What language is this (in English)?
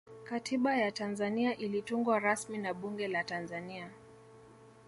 Swahili